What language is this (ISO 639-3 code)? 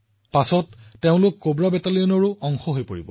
asm